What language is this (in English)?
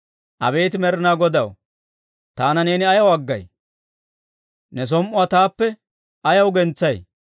Dawro